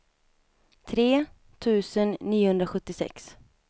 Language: Swedish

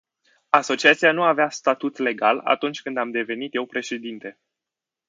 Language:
Romanian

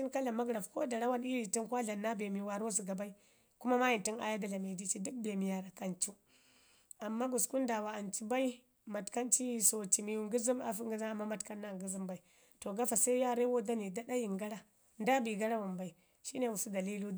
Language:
Ngizim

